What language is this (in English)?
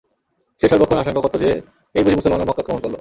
Bangla